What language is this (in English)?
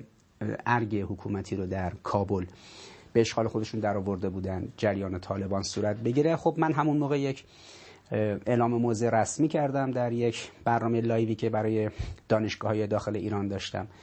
Persian